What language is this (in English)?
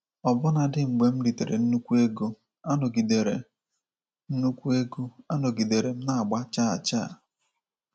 Igbo